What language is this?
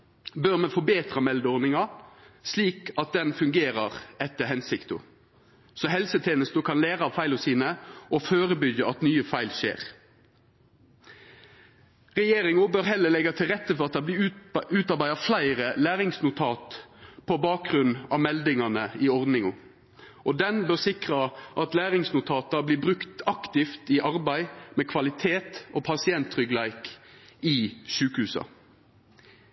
Norwegian Nynorsk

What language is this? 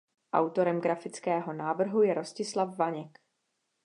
Czech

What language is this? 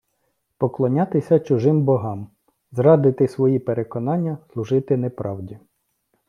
Ukrainian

